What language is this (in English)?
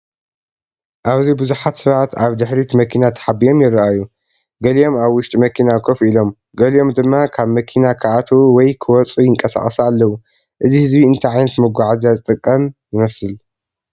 Tigrinya